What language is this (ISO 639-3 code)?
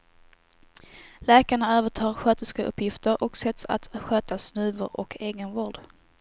swe